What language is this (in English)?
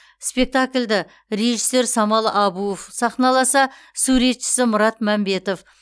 Kazakh